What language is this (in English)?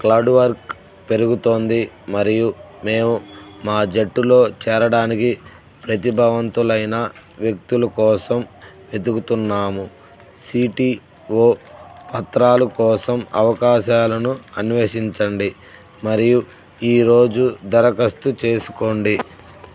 Telugu